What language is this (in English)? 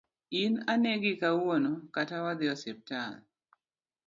Luo (Kenya and Tanzania)